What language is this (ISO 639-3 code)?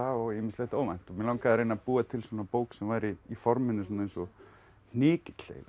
isl